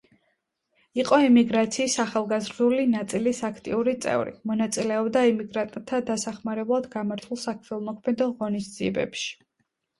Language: Georgian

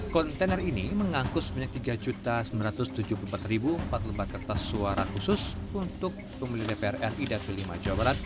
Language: Indonesian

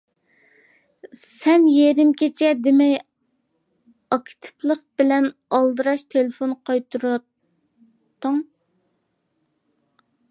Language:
Uyghur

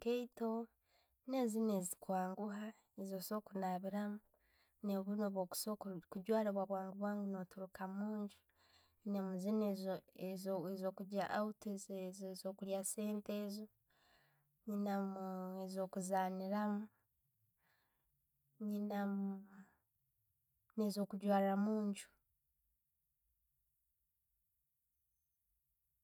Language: Tooro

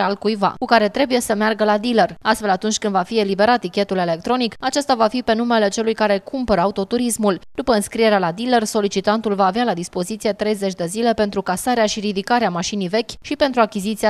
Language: Romanian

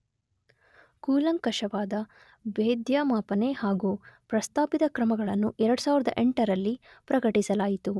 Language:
Kannada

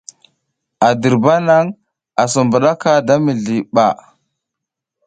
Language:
South Giziga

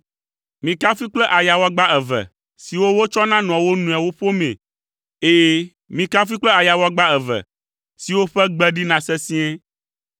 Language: Ewe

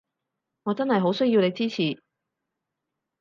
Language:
Cantonese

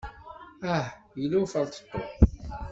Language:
Kabyle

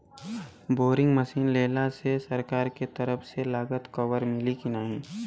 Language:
Bhojpuri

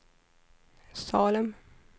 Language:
Swedish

